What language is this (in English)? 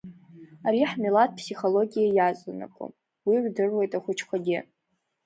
Abkhazian